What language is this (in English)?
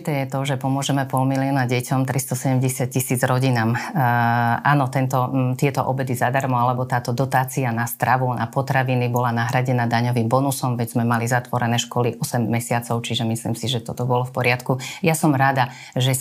Slovak